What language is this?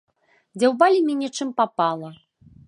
Belarusian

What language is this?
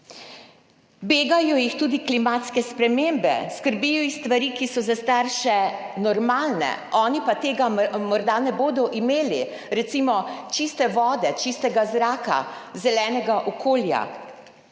Slovenian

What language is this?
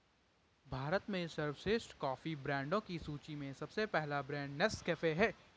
Hindi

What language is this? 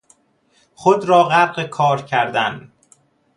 Persian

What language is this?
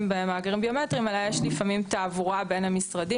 Hebrew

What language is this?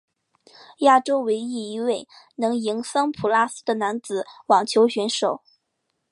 Chinese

